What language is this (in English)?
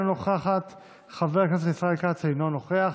Hebrew